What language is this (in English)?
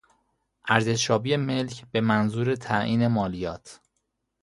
Persian